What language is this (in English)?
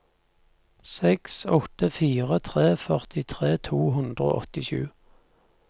Norwegian